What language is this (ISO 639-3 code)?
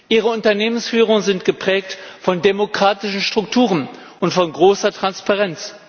deu